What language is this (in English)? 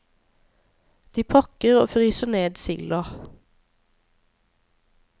Norwegian